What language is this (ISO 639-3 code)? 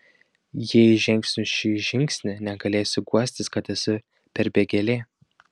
lit